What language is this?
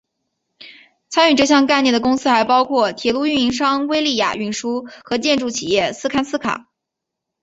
Chinese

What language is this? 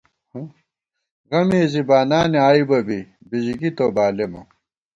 Gawar-Bati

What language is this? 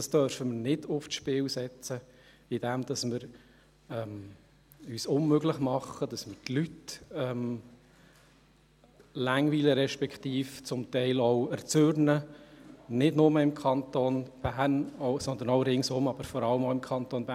Swiss German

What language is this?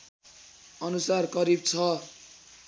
Nepali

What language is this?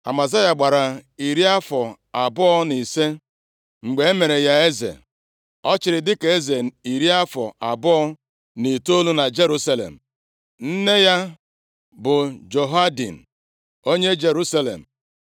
Igbo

